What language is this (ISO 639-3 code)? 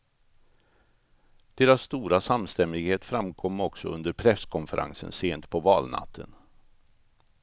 swe